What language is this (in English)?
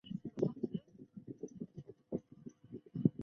Chinese